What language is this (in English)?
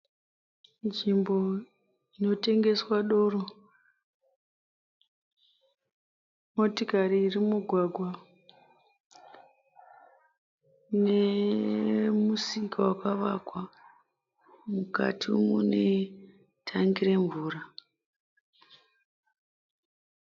Shona